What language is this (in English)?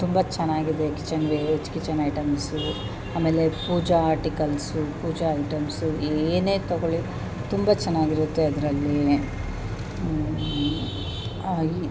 Kannada